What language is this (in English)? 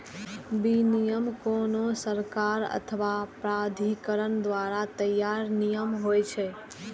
Maithili